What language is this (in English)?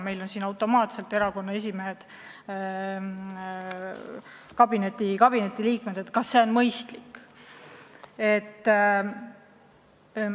Estonian